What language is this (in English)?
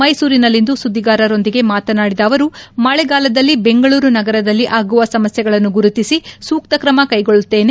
Kannada